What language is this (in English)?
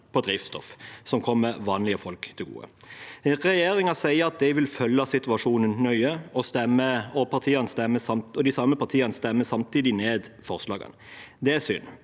Norwegian